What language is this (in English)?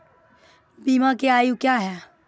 Maithili